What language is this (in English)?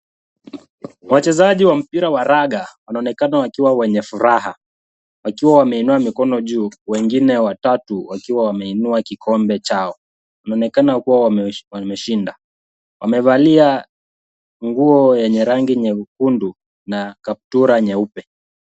Swahili